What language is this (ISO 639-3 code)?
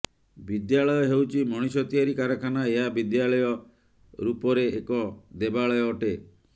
ori